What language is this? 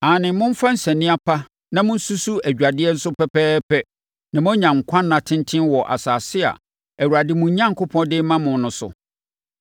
Akan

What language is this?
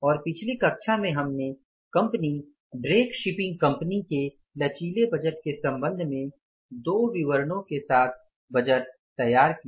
Hindi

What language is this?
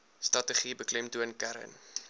Afrikaans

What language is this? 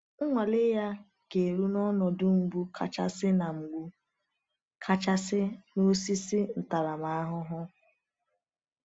Igbo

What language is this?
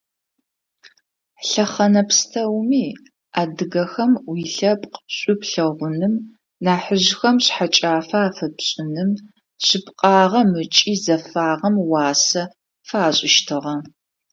Adyghe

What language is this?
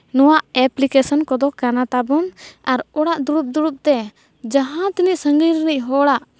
Santali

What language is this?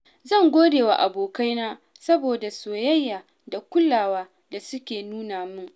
Hausa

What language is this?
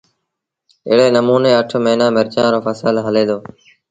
Sindhi Bhil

